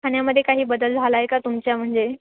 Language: Marathi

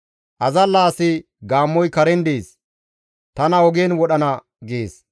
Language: Gamo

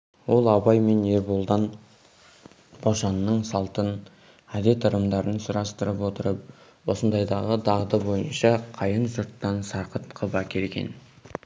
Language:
Kazakh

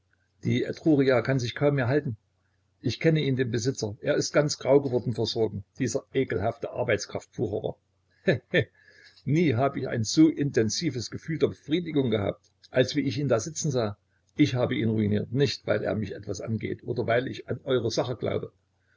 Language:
German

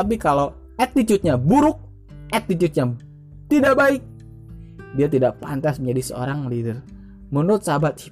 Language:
Indonesian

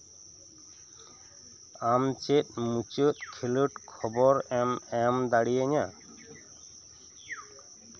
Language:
Santali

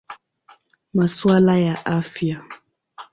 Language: Swahili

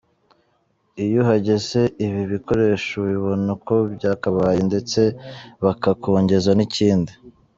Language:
Kinyarwanda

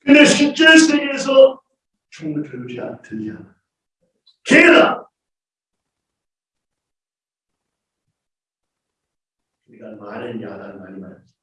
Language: Korean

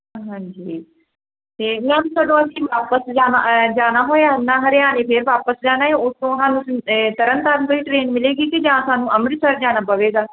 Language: Punjabi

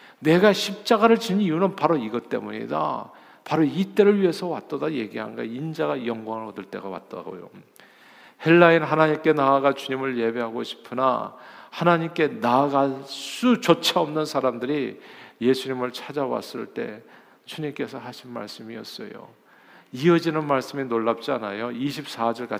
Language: Korean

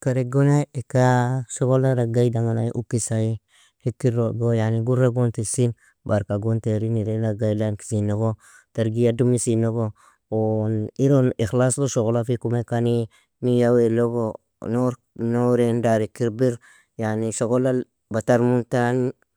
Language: Nobiin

